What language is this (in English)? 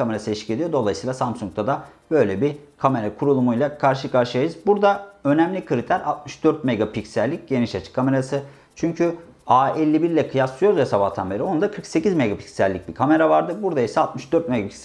Turkish